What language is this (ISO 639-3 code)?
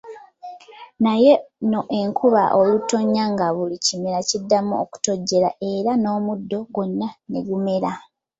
lug